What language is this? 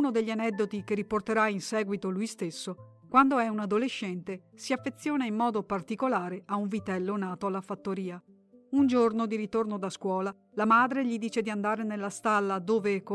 Italian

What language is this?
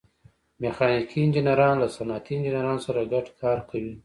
Pashto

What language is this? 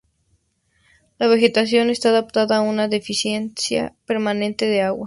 Spanish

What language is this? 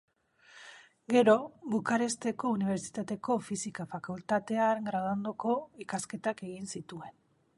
Basque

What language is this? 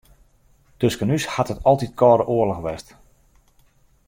Western Frisian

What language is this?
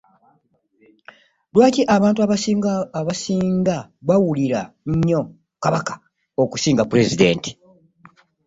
Ganda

